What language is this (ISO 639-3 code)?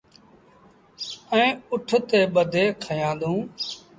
sbn